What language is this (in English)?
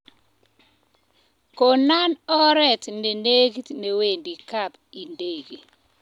Kalenjin